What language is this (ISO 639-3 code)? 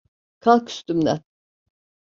tur